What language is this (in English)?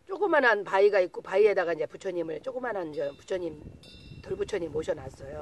Korean